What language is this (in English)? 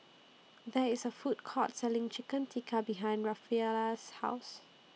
English